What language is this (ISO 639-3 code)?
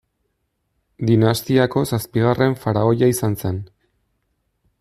eus